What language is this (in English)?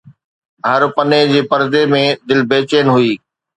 Sindhi